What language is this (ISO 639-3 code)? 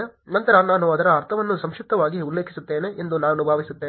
kan